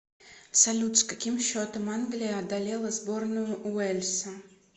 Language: Russian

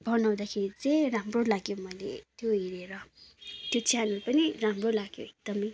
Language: Nepali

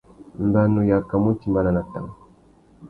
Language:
Tuki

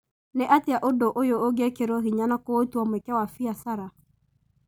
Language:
Kikuyu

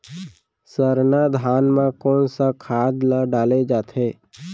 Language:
Chhattisgarhi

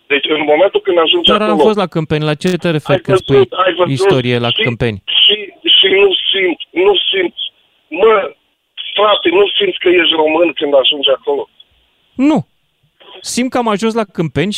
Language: Romanian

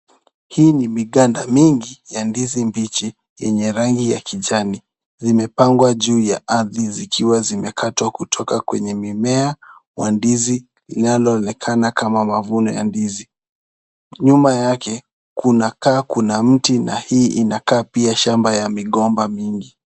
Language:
Swahili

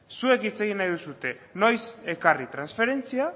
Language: Basque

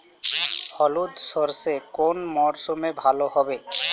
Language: Bangla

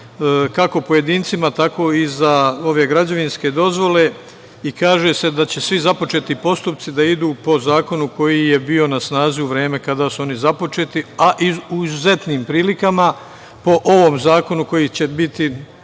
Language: Serbian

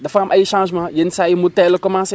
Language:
Wolof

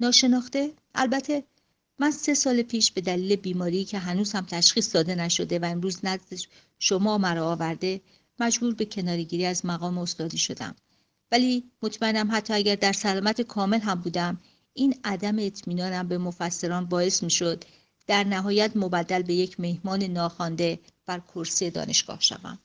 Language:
Persian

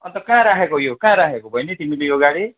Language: Nepali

